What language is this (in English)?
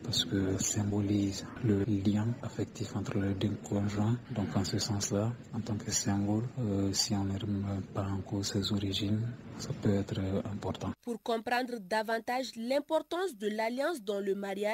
French